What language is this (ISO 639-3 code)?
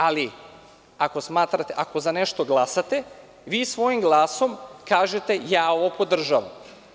srp